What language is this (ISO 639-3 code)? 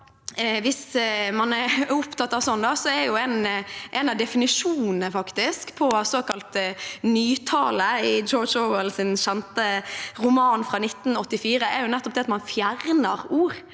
nor